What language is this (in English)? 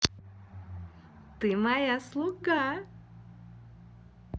Russian